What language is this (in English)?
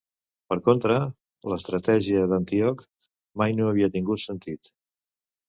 Catalan